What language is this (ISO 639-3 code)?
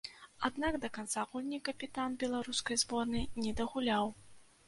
bel